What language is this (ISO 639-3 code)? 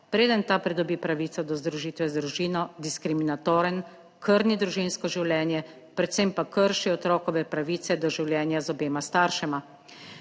slv